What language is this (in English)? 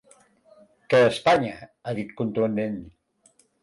Catalan